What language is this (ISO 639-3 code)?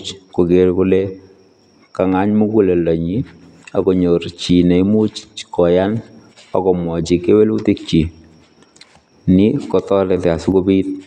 kln